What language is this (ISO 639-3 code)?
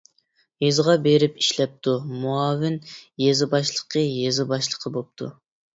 uig